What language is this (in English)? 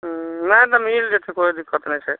Maithili